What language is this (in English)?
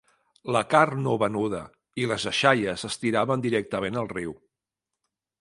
Catalan